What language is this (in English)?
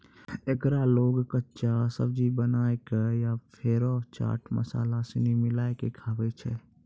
Maithili